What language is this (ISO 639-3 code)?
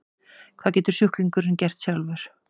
isl